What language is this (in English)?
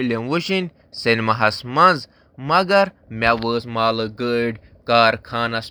Kashmiri